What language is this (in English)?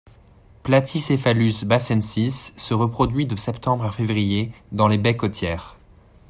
French